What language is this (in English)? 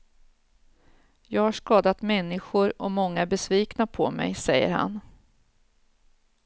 Swedish